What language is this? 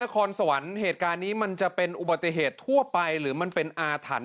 Thai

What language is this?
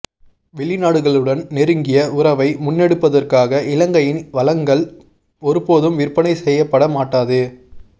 Tamil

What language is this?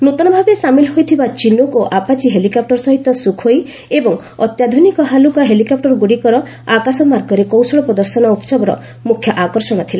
Odia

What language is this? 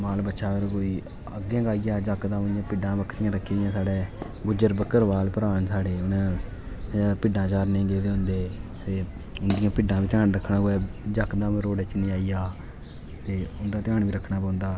Dogri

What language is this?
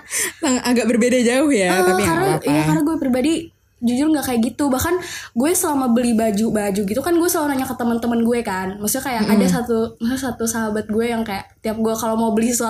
Indonesian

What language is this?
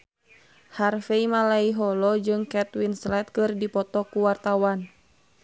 Sundanese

